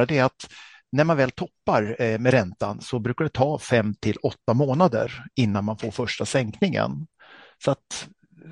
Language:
Swedish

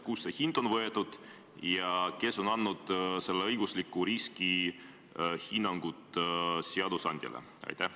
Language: Estonian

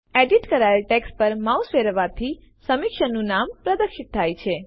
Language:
Gujarati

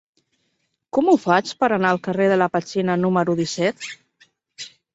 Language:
Catalan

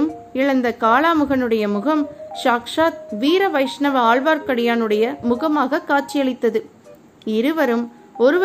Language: Tamil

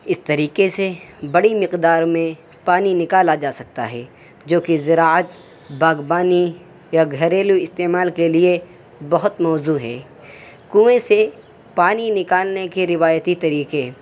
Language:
Urdu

